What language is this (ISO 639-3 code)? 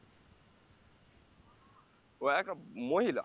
ben